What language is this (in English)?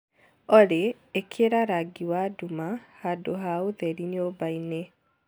Kikuyu